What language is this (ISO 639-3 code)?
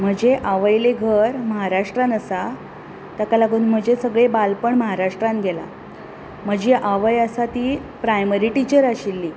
kok